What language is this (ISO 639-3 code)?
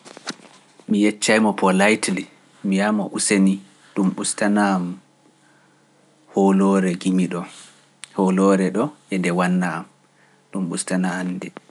fuf